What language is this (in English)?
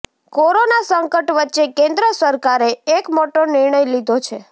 Gujarati